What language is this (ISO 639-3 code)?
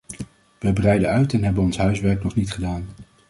nld